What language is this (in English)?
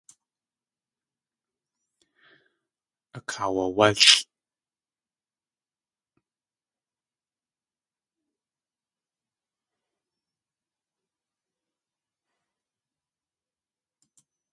Tlingit